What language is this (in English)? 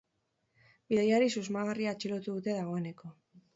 Basque